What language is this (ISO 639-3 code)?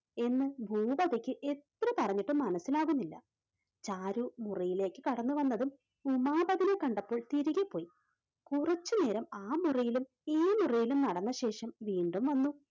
mal